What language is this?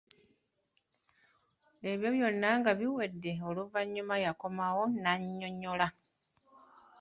Ganda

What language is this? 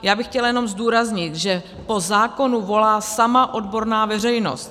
Czech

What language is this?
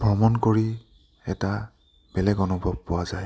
Assamese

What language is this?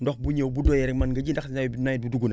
Wolof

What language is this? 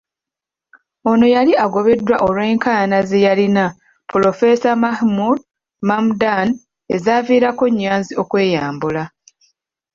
Ganda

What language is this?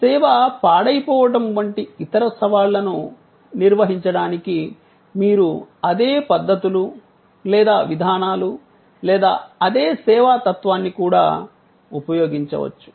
Telugu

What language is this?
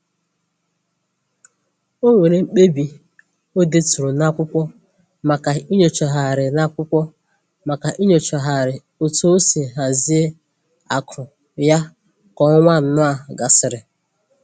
Igbo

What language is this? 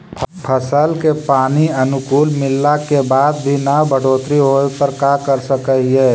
Magahi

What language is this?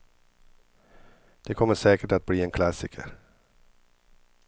Swedish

